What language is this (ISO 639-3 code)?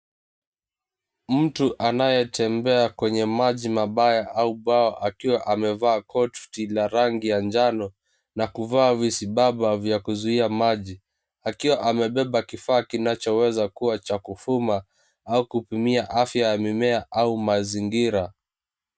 swa